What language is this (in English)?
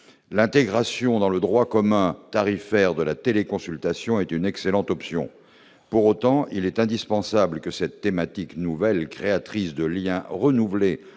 French